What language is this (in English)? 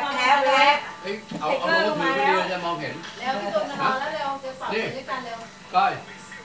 Thai